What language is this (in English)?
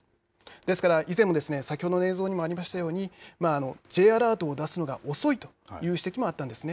Japanese